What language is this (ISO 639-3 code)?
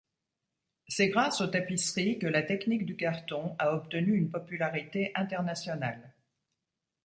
fra